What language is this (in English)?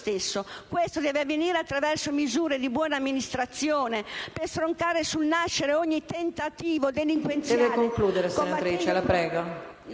Italian